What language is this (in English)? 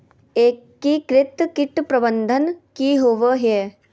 Magahi